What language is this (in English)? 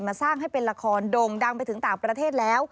Thai